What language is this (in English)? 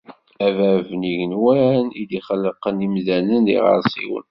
Kabyle